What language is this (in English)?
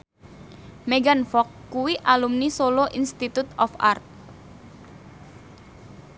Javanese